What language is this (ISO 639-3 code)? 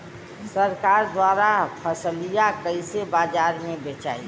bho